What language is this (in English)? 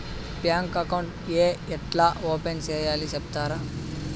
Telugu